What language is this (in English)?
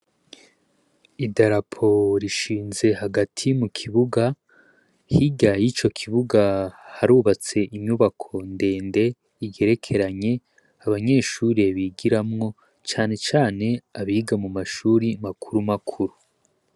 Rundi